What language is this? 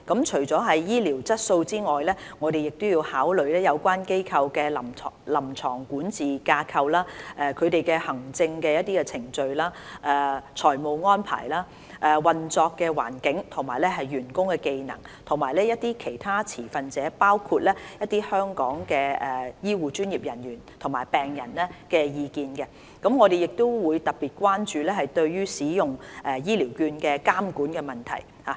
Cantonese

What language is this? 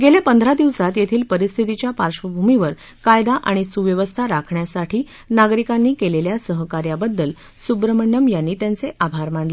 Marathi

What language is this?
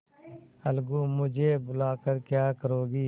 Hindi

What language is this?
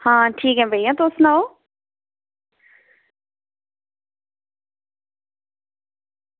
Dogri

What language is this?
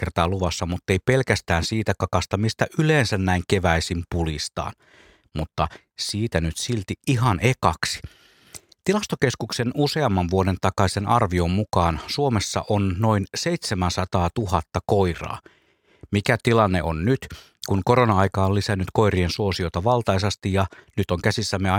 Finnish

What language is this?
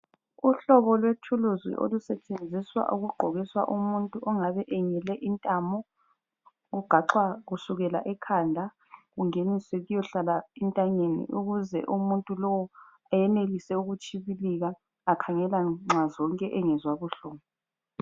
North Ndebele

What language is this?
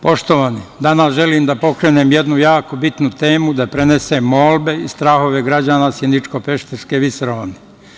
Serbian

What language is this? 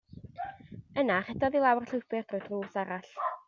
Welsh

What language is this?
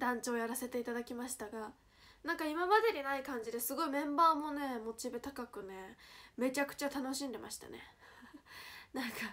Japanese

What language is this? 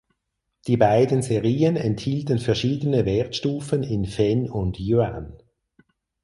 German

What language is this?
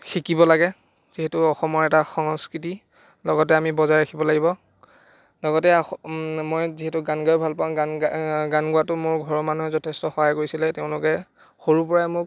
Assamese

